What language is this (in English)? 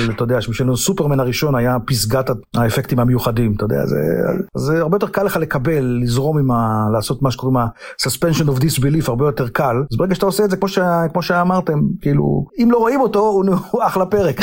Hebrew